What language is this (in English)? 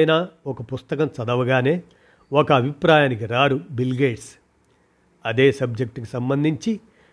Telugu